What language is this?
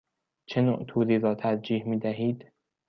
Persian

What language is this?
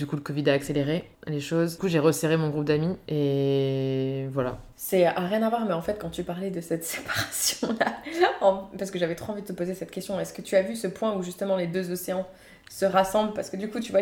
French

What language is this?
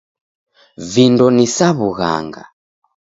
Taita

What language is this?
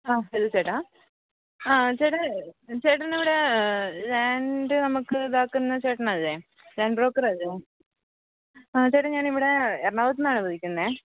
Malayalam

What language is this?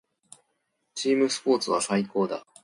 Japanese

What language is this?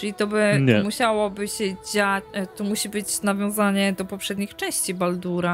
Polish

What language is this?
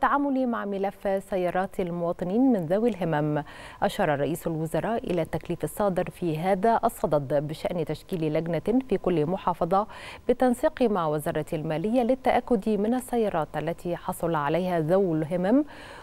Arabic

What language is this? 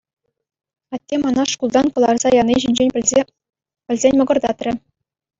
Chuvash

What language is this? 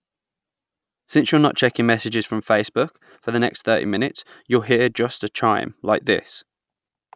English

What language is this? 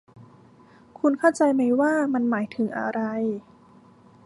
Thai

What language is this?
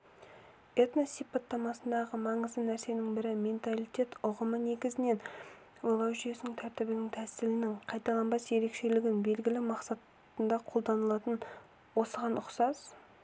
Kazakh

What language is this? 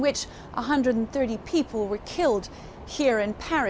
Indonesian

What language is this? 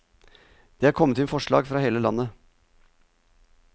Norwegian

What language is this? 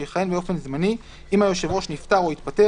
Hebrew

